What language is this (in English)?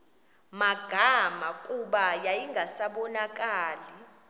Xhosa